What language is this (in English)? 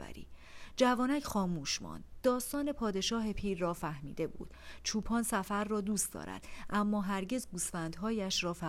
Persian